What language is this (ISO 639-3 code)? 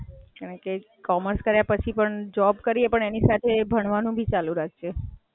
guj